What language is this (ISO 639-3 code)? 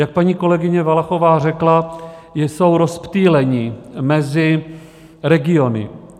ces